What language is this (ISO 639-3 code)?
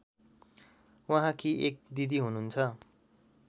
nep